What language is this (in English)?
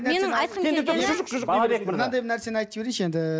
Kazakh